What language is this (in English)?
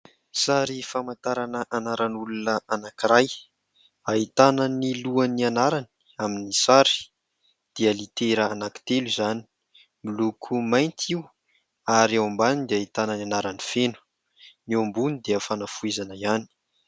Malagasy